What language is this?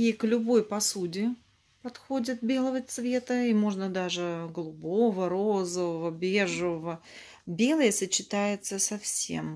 Russian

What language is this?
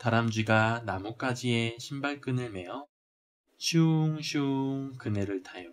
Korean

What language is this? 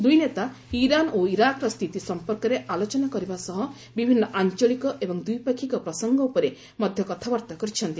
Odia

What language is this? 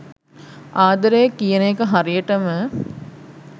Sinhala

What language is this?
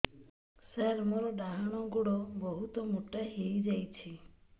Odia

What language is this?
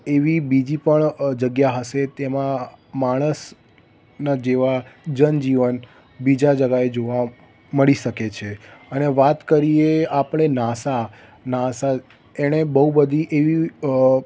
Gujarati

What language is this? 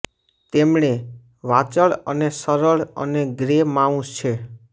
Gujarati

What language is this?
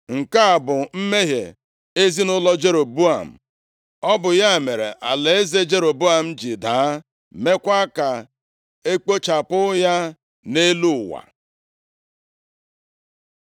Igbo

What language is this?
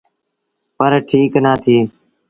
Sindhi Bhil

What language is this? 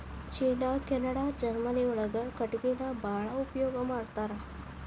Kannada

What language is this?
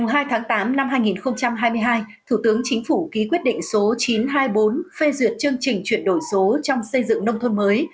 Vietnamese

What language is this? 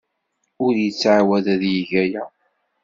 Kabyle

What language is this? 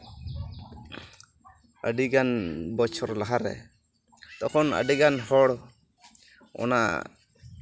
Santali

